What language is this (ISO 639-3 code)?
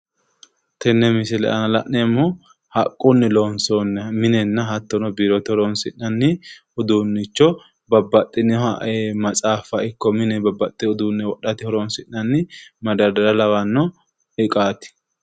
sid